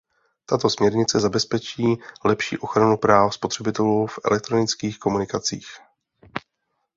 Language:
Czech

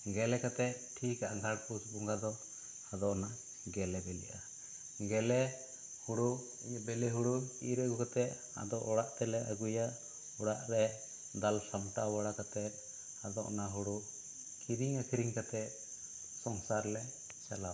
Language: Santali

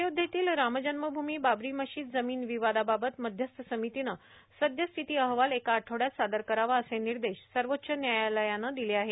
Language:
Marathi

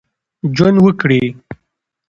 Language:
Pashto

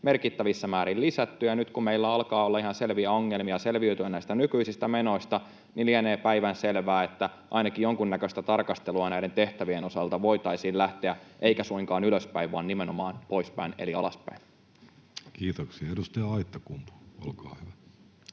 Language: Finnish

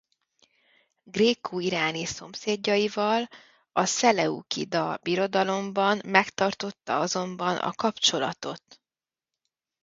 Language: Hungarian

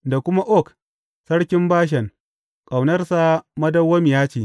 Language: Hausa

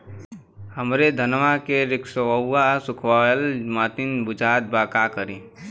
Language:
Bhojpuri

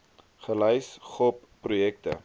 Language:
Afrikaans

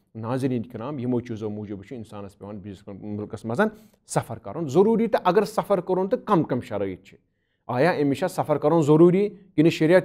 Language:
English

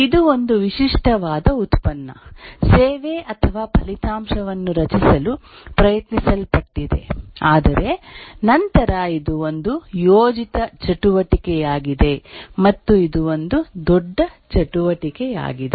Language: Kannada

